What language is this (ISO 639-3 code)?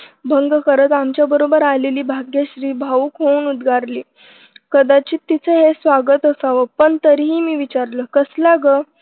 mar